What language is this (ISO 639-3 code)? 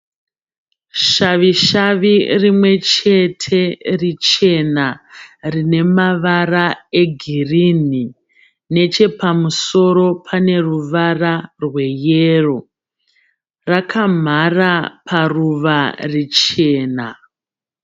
sna